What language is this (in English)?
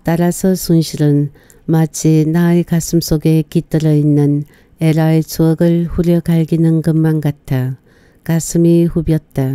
Korean